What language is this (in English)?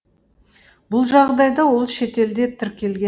Kazakh